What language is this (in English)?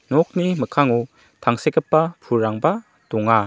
Garo